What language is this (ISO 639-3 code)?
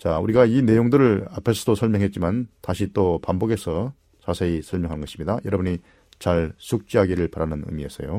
kor